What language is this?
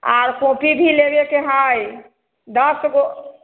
Maithili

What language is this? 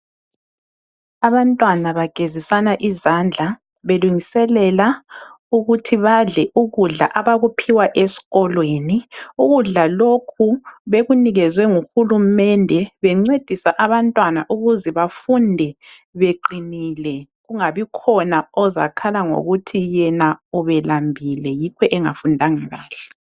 North Ndebele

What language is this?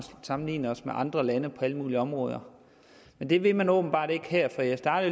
Danish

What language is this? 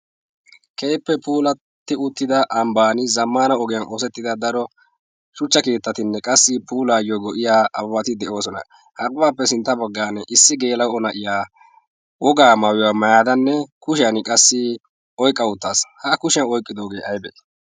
Wolaytta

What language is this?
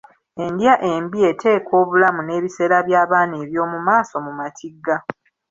Ganda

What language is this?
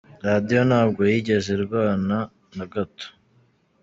Kinyarwanda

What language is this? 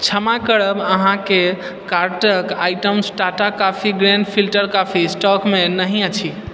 Maithili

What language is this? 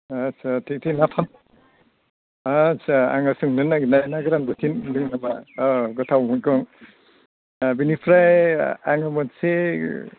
Bodo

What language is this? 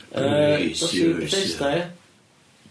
Welsh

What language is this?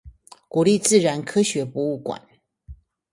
Chinese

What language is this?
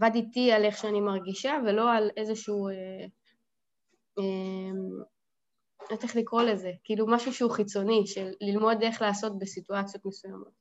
Hebrew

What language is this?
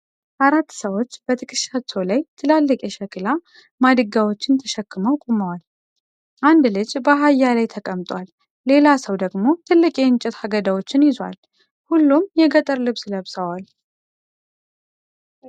Amharic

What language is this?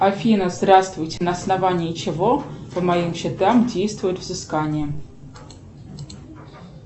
Russian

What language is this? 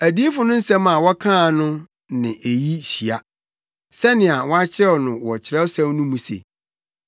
Akan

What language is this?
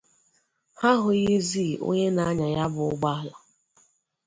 Igbo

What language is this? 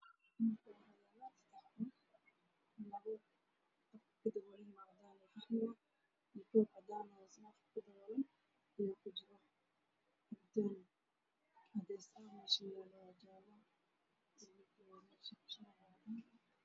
Somali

